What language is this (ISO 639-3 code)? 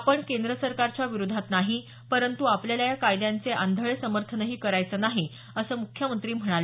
mar